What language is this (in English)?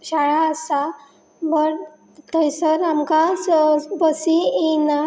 Konkani